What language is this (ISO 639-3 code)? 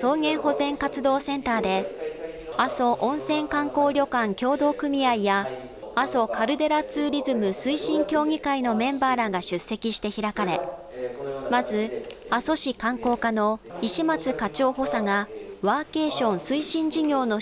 jpn